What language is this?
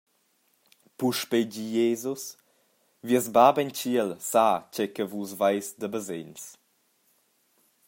Romansh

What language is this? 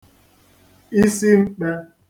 Igbo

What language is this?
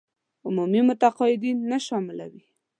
Pashto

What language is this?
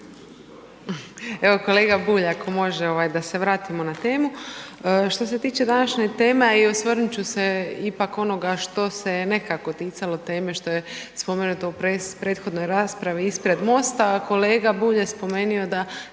Croatian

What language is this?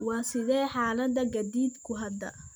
Somali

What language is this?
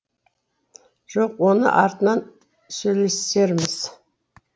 Kazakh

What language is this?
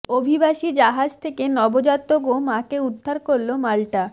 Bangla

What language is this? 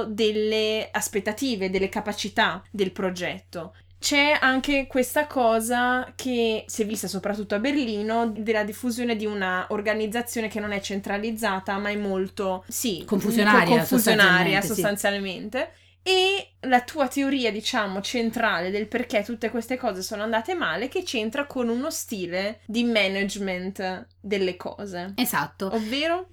Italian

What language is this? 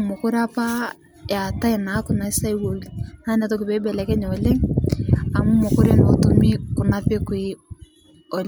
Masai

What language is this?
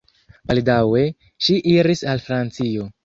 Esperanto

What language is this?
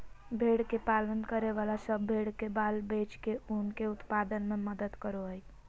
Magahi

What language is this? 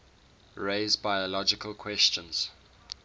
English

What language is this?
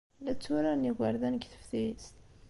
Kabyle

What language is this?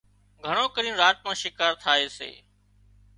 Wadiyara Koli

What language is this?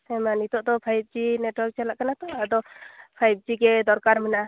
Santali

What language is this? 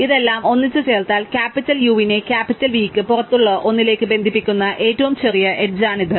Malayalam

